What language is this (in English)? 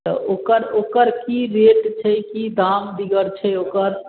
Maithili